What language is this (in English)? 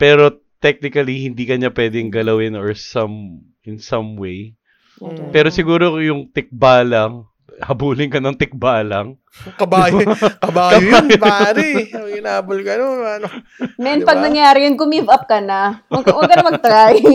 Filipino